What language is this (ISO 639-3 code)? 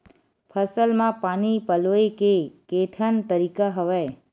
hne